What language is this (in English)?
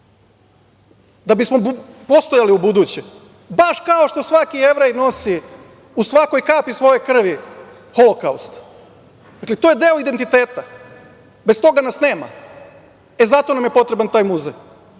Serbian